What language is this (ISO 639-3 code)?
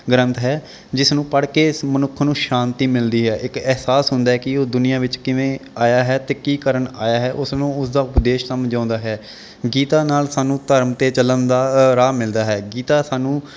pan